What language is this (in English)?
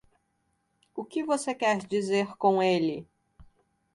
Portuguese